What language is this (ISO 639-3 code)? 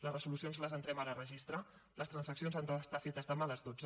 cat